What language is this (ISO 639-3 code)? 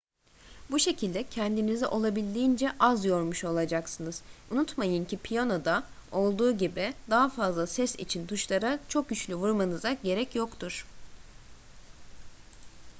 tur